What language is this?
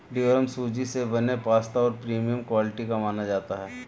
Hindi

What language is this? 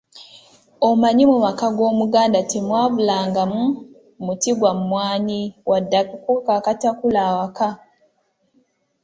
Ganda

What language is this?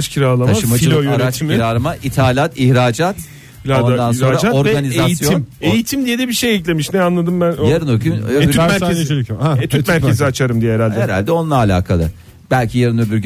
Turkish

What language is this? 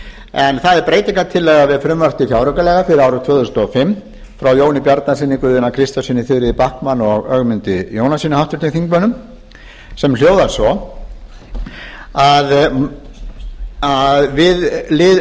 Icelandic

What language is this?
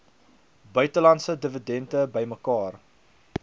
Afrikaans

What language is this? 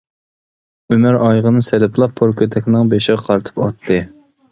Uyghur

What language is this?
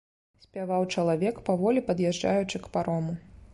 Belarusian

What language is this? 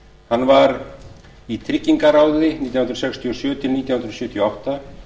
Icelandic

